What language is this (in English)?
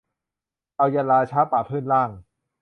Thai